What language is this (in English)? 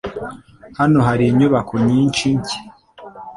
Kinyarwanda